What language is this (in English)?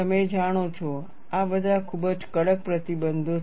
Gujarati